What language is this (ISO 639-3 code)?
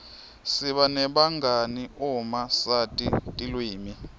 ssw